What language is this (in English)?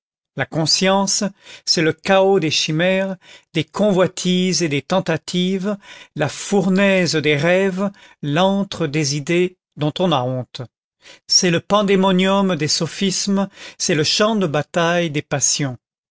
French